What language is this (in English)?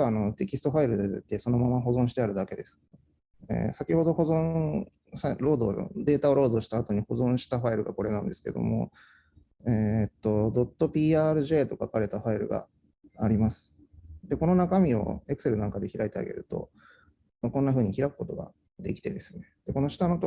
Japanese